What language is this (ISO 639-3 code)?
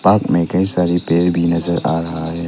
hin